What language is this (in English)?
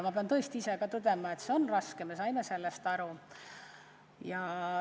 Estonian